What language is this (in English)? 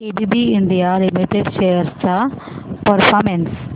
Marathi